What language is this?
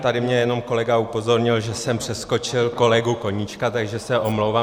Czech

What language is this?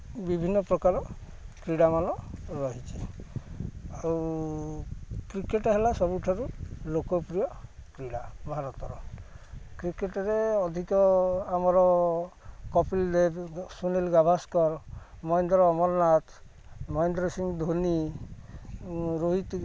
Odia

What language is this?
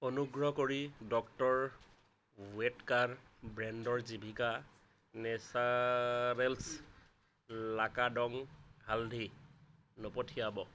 Assamese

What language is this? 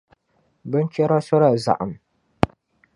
Dagbani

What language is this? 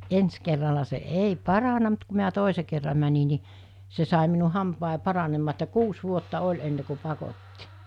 Finnish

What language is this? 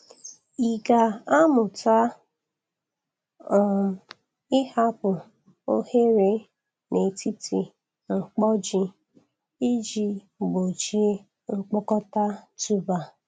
Igbo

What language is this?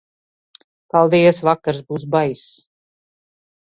Latvian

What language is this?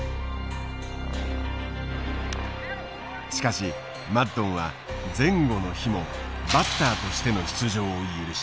Japanese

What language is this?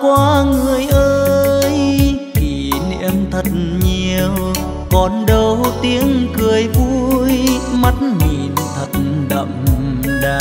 Vietnamese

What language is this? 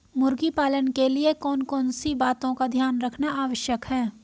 Hindi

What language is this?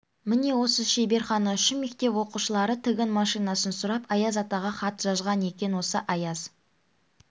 Kazakh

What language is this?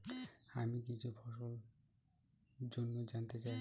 Bangla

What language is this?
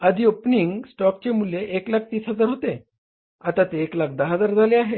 Marathi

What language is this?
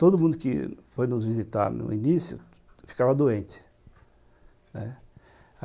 Portuguese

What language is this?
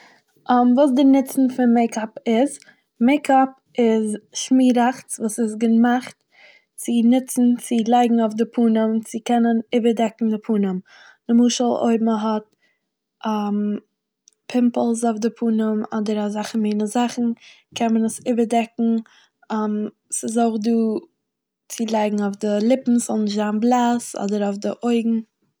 Yiddish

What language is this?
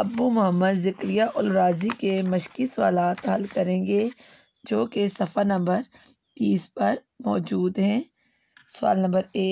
Hindi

